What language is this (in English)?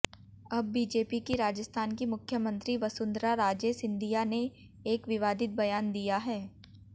Hindi